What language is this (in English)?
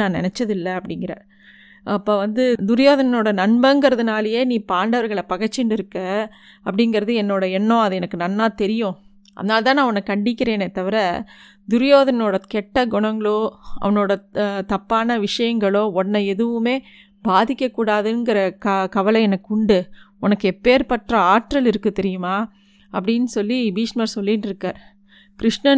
Tamil